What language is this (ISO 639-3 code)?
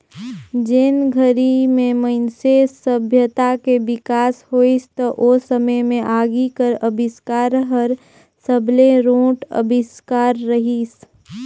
hne